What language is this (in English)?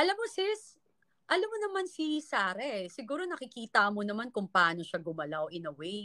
Filipino